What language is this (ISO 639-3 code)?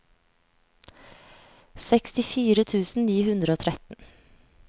nor